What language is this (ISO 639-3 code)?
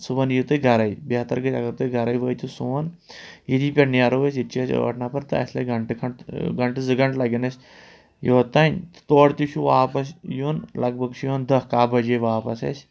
kas